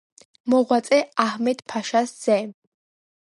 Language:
Georgian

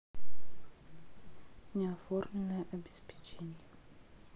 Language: Russian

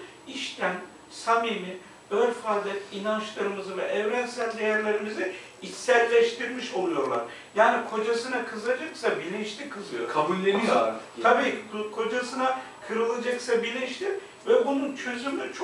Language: Turkish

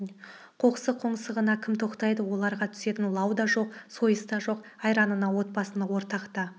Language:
Kazakh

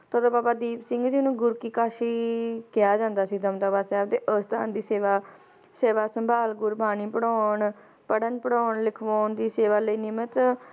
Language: Punjabi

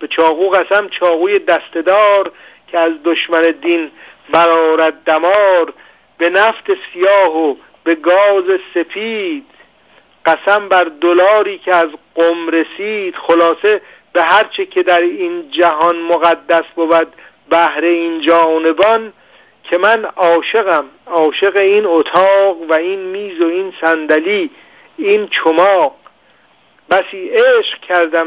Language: Persian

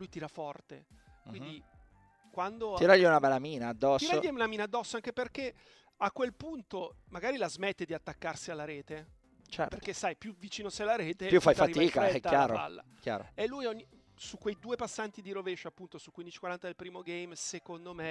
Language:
Italian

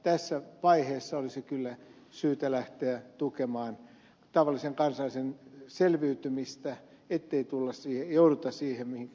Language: Finnish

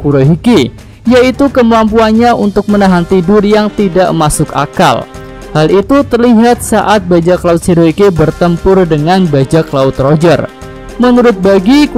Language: Indonesian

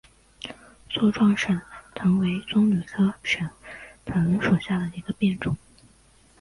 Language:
Chinese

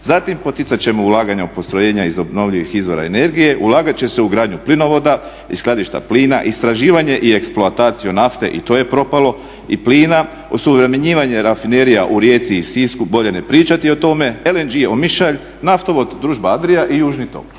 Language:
Croatian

